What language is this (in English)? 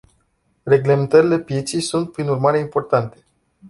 Romanian